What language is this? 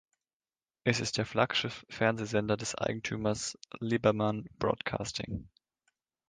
German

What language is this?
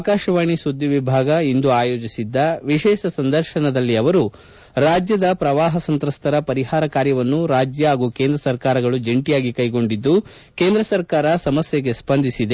Kannada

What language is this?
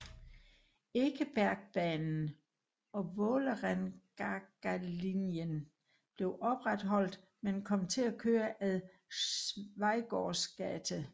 Danish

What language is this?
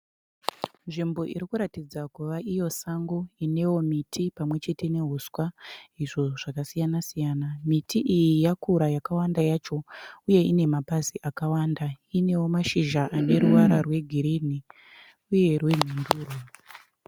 Shona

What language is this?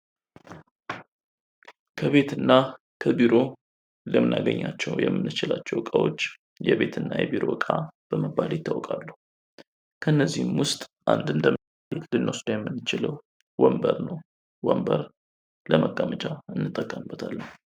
Amharic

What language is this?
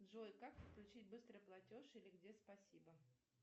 Russian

